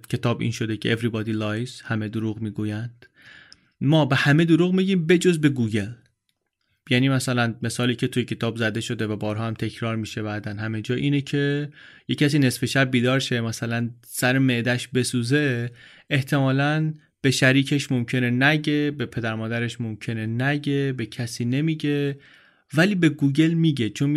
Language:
Persian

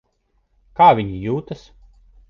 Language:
Latvian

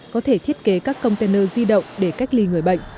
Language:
Vietnamese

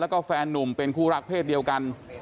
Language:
Thai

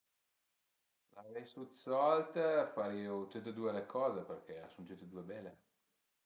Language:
Piedmontese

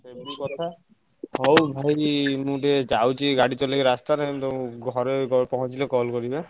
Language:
Odia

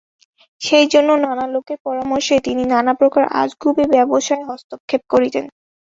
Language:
Bangla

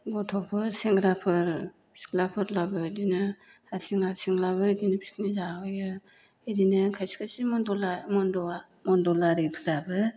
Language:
Bodo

